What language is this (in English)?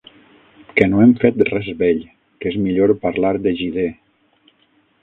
Catalan